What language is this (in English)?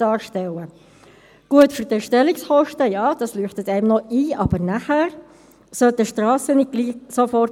Swiss German